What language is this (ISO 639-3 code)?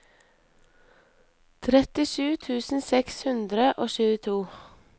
nor